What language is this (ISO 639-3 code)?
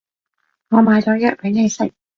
yue